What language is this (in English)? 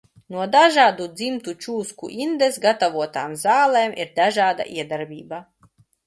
Latvian